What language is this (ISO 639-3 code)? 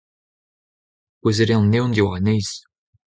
bre